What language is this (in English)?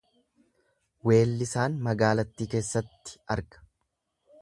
Oromo